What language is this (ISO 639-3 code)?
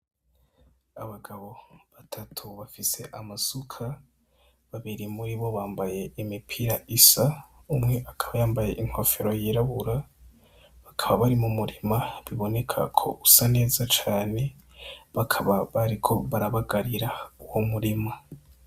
run